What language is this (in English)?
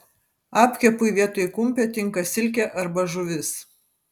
Lithuanian